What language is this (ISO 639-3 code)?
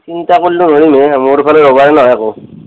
asm